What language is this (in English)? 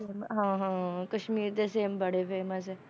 Punjabi